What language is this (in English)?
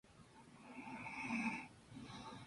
Spanish